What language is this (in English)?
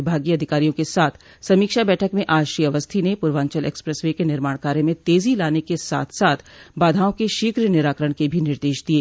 Hindi